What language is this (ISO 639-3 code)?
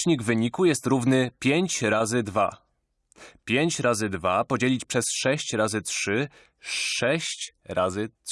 pol